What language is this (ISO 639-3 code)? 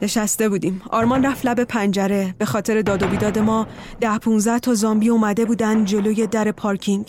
fas